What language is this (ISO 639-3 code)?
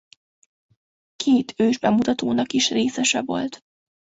hun